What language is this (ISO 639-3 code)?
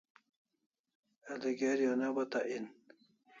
kls